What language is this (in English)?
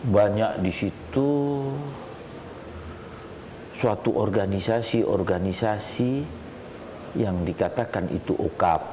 Indonesian